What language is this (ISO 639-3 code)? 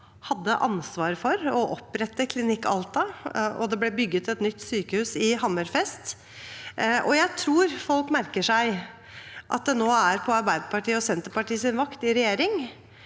nor